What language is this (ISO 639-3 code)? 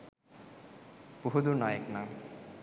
sin